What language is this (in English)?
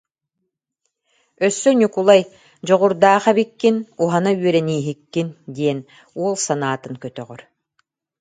Yakut